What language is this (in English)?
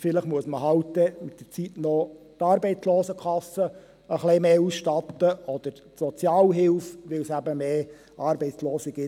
Swiss German